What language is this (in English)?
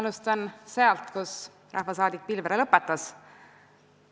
Estonian